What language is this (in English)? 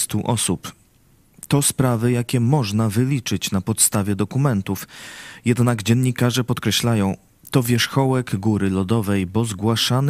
Polish